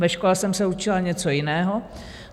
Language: Czech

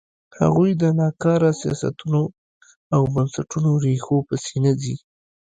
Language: Pashto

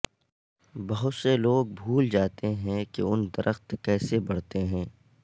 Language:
Urdu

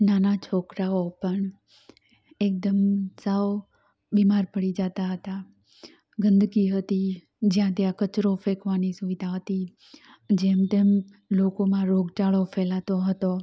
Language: Gujarati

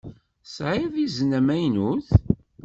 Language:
Kabyle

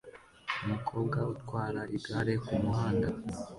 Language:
Kinyarwanda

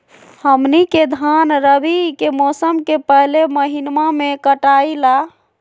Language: Magahi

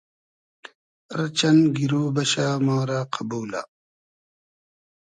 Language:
Hazaragi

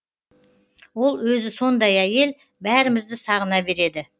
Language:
Kazakh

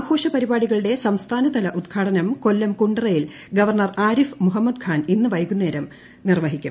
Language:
Malayalam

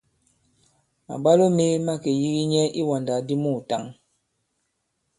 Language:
Bankon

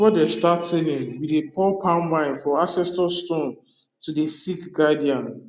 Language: Nigerian Pidgin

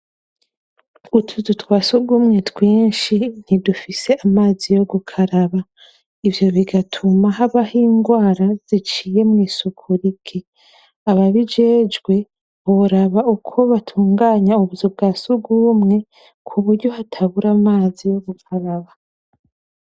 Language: Rundi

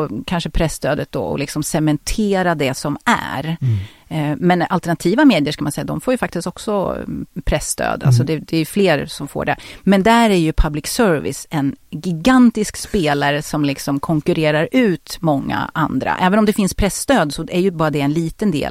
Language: Swedish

